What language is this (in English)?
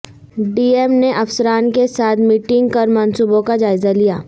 Urdu